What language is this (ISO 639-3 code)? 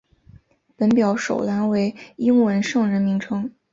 zho